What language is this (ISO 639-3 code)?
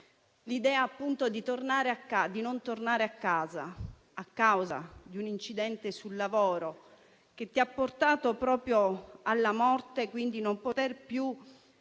ita